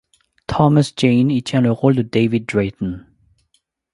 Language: French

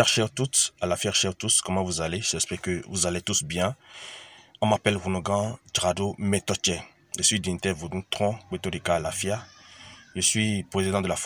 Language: French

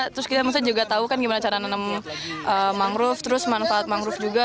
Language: Indonesian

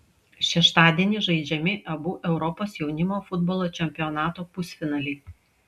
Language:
Lithuanian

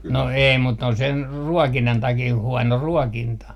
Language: Finnish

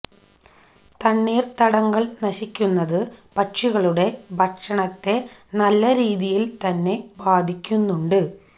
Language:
Malayalam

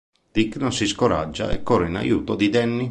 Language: Italian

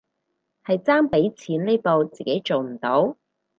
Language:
Cantonese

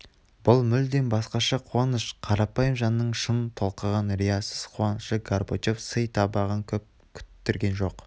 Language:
Kazakh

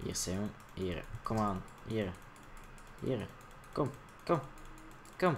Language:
Dutch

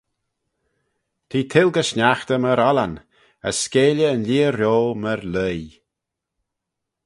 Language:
Manx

